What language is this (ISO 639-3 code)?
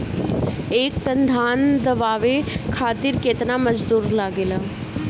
bho